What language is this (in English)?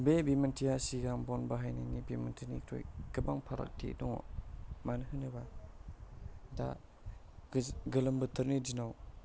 Bodo